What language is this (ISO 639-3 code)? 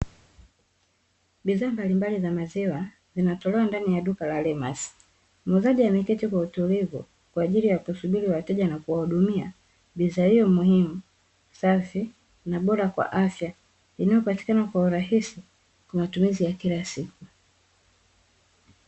swa